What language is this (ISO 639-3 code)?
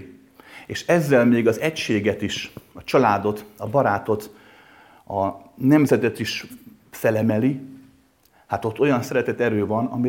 hun